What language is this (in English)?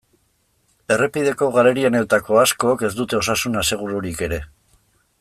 Basque